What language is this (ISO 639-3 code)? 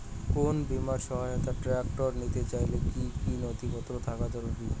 ben